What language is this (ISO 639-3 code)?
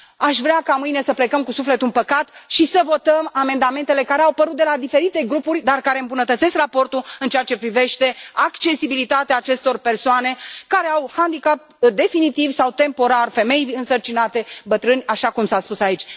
ron